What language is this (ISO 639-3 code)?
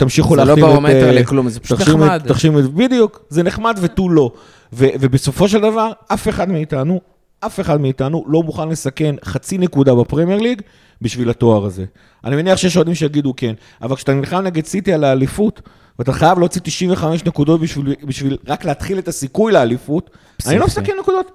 heb